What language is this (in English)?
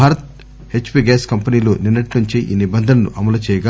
Telugu